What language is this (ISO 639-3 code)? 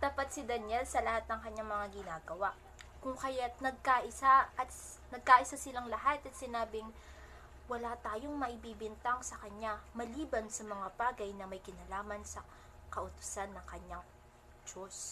fil